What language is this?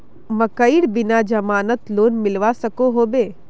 Magahi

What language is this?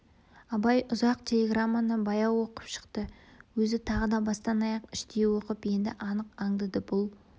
Kazakh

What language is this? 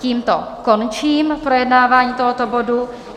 Czech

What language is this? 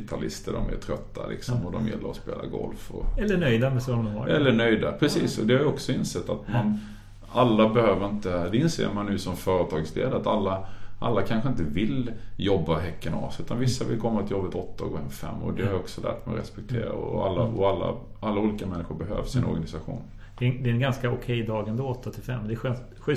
Swedish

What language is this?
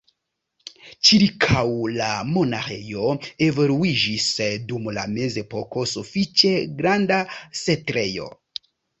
Esperanto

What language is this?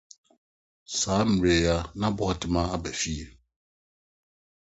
Akan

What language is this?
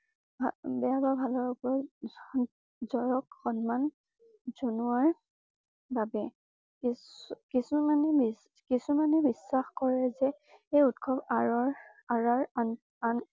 Assamese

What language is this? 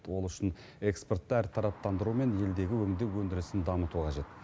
Kazakh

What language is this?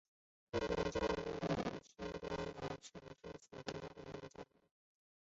Chinese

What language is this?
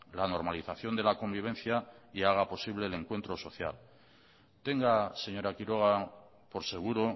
Spanish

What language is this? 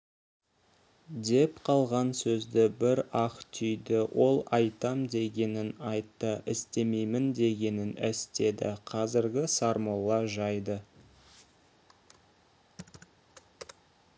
Kazakh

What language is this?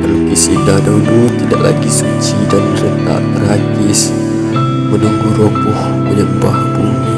Malay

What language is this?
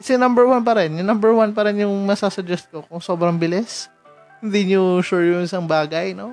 Filipino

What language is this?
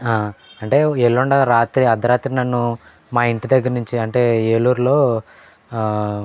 Telugu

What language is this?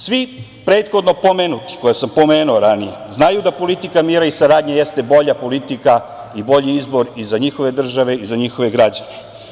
Serbian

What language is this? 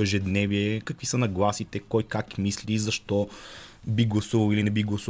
Bulgarian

